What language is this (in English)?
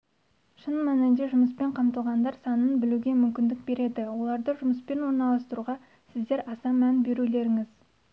Kazakh